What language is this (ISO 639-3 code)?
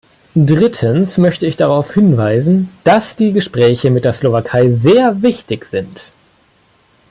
deu